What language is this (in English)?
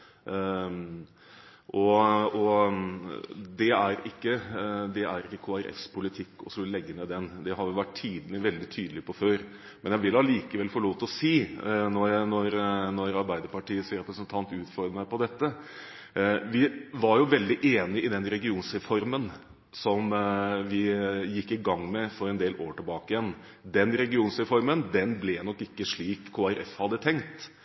Norwegian Bokmål